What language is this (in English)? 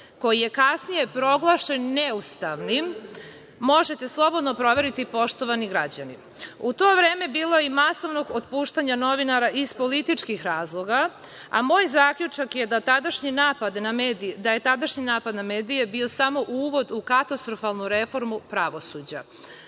Serbian